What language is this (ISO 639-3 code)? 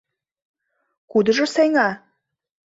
chm